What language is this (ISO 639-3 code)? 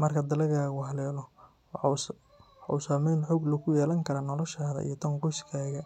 som